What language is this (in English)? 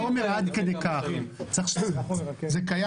Hebrew